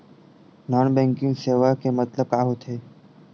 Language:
Chhattisgarhi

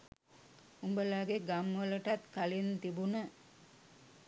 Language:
Sinhala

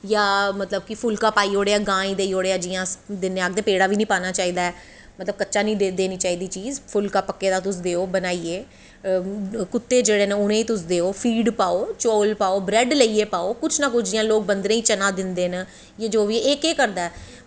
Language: Dogri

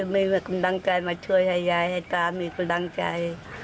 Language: Thai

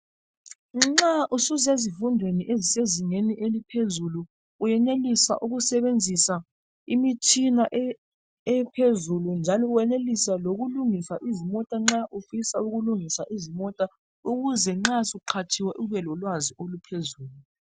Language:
North Ndebele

